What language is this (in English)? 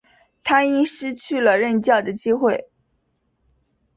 Chinese